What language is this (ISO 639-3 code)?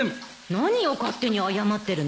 jpn